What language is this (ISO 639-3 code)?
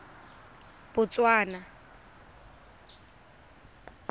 tsn